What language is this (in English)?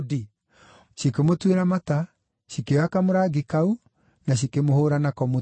Kikuyu